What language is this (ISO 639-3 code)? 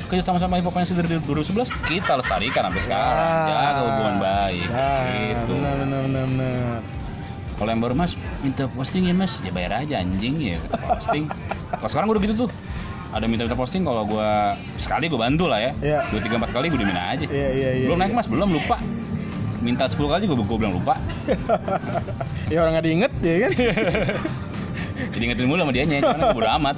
ind